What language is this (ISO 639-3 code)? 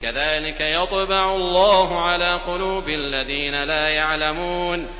ara